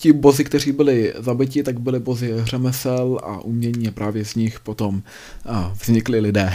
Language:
Czech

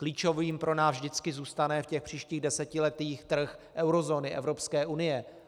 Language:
Czech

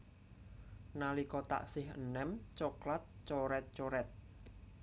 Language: Javanese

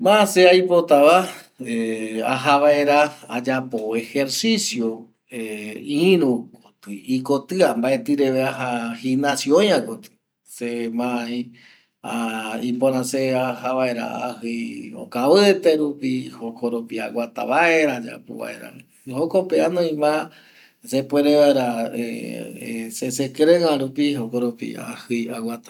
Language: Eastern Bolivian Guaraní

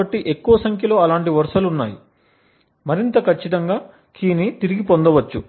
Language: Telugu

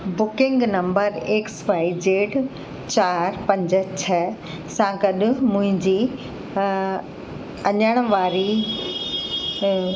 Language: Sindhi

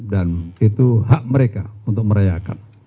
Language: Indonesian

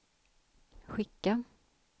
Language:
Swedish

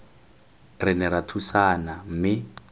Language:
Tswana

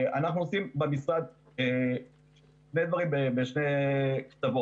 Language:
Hebrew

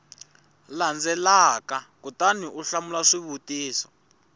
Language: Tsonga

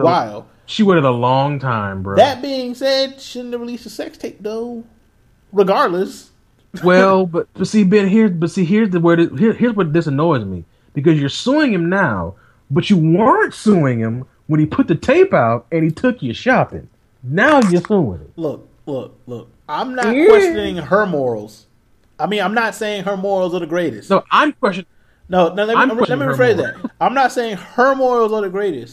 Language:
English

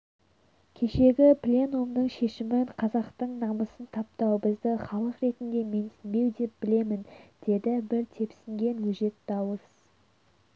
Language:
Kazakh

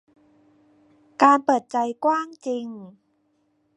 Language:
Thai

